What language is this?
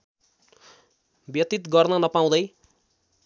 Nepali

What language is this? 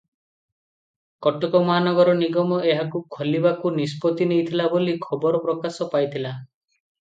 Odia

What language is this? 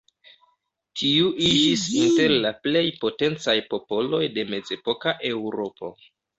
Esperanto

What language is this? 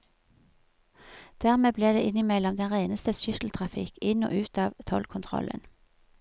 Norwegian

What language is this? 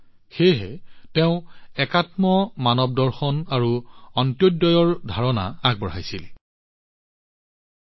Assamese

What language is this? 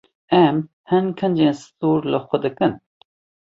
Kurdish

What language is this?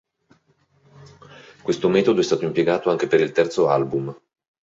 Italian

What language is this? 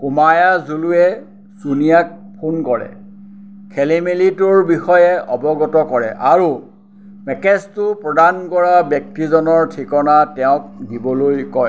Assamese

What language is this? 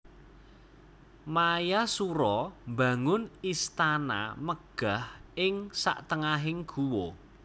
Javanese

